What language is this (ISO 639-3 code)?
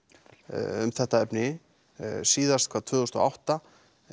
isl